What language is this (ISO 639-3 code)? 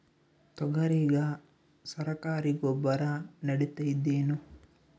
kan